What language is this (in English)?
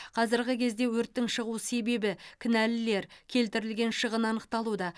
Kazakh